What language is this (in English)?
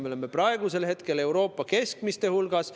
Estonian